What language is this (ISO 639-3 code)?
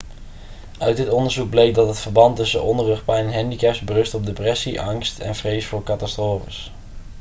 nld